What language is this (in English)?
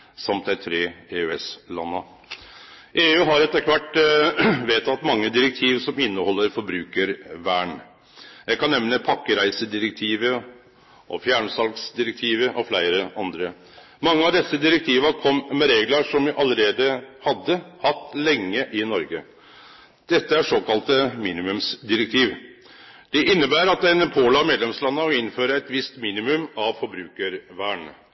Norwegian Nynorsk